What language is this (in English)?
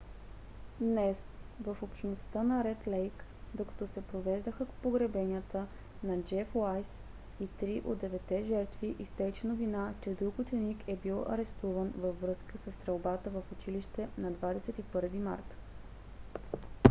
Bulgarian